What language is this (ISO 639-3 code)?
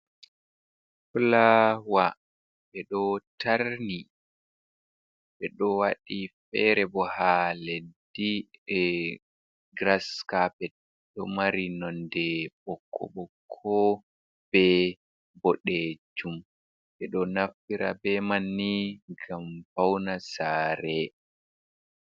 ful